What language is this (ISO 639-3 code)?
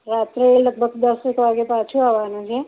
guj